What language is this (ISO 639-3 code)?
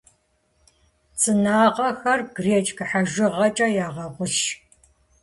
kbd